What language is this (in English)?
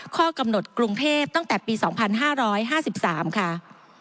Thai